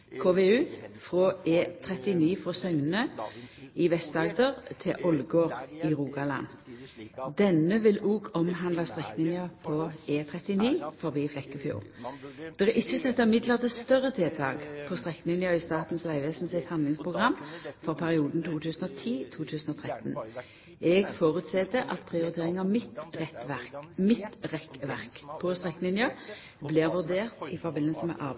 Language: Norwegian Nynorsk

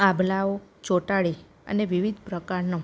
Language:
Gujarati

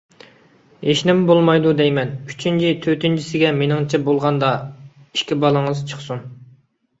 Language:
Uyghur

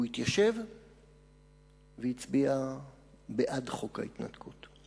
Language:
Hebrew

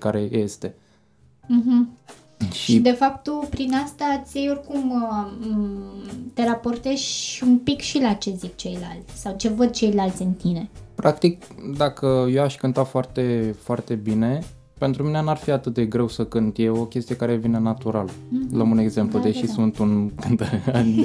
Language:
Romanian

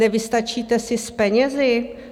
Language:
Czech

